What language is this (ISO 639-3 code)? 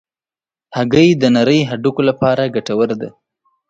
pus